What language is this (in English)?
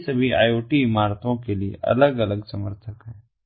Hindi